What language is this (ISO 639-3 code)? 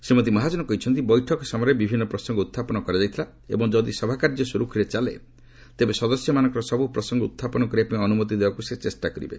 ori